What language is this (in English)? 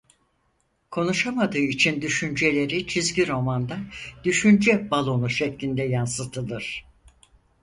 Turkish